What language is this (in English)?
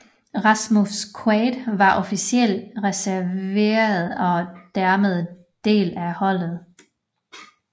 Danish